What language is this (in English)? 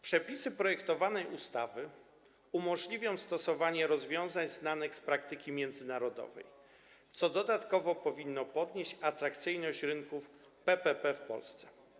Polish